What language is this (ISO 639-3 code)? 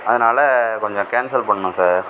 tam